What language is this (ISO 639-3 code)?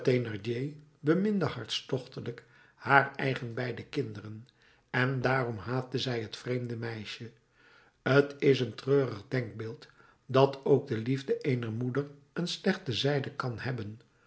nld